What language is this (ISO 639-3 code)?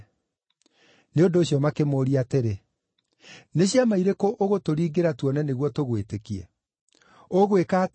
kik